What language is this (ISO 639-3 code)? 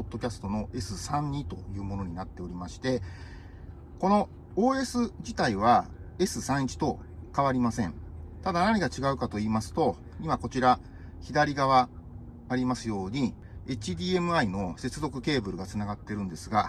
jpn